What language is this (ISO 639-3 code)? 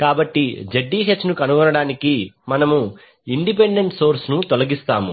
tel